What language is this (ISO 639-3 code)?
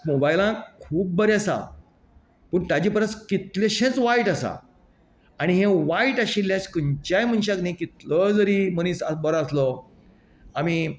kok